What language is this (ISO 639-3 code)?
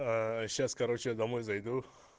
rus